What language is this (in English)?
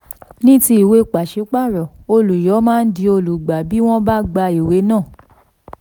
Yoruba